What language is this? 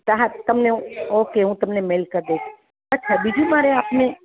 Gujarati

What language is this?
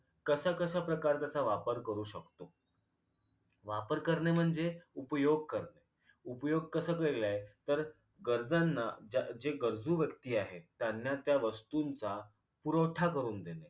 Marathi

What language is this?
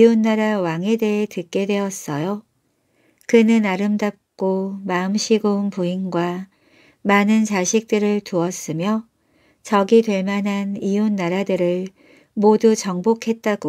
Korean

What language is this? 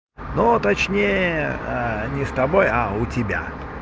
Russian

